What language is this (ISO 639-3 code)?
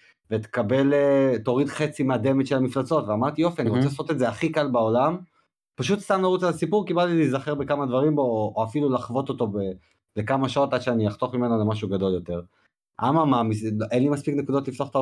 heb